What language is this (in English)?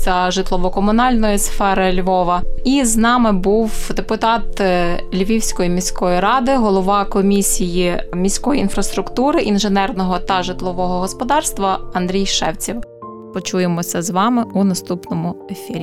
Ukrainian